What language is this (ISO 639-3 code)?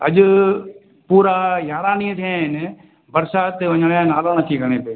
snd